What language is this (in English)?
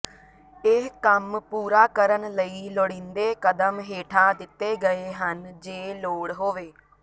Punjabi